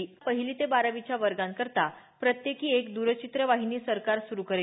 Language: Marathi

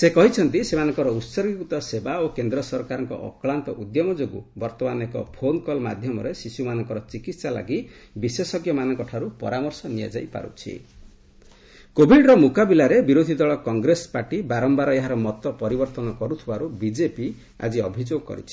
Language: Odia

